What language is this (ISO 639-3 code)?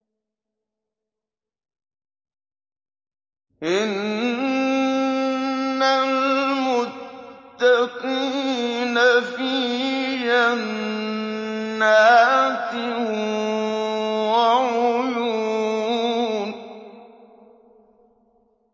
ara